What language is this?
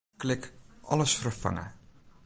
Western Frisian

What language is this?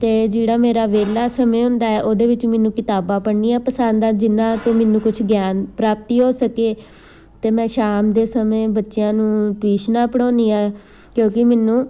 Punjabi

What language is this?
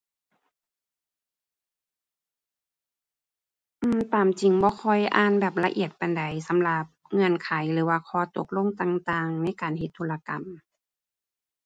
Thai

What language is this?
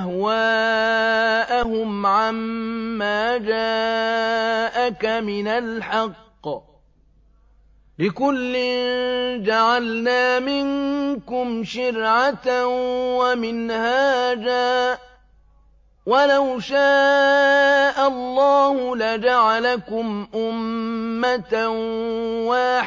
Arabic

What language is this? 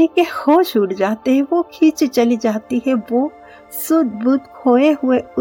Hindi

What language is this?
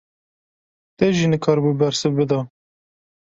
Kurdish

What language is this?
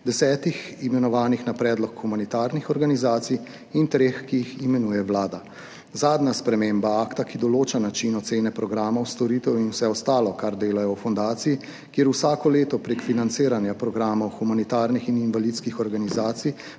Slovenian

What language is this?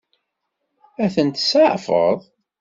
Kabyle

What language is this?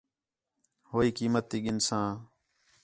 Khetrani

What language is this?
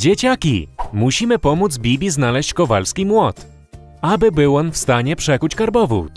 Polish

